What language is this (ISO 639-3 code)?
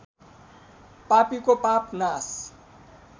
nep